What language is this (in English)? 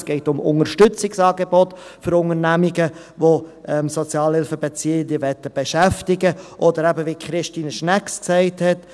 Swiss German